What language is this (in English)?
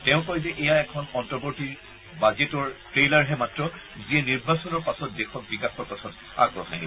Assamese